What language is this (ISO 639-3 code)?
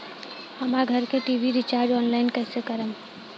bho